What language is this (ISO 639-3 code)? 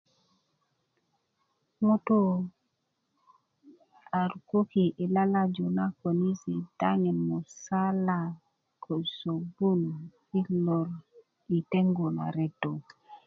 ukv